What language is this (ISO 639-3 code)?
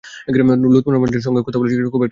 ben